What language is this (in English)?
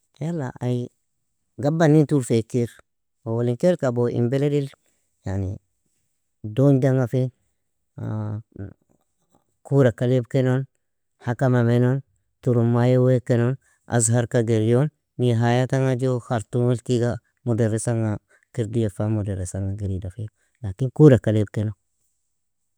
Nobiin